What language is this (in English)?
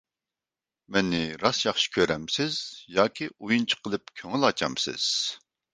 Uyghur